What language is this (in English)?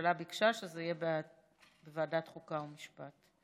Hebrew